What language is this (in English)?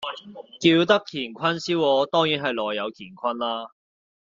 Cantonese